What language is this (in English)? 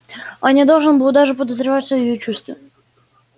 Russian